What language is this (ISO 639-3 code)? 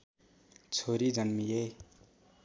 nep